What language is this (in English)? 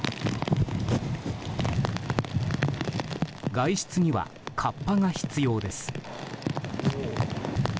Japanese